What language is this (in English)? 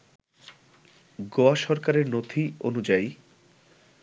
Bangla